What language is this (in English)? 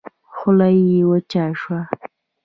Pashto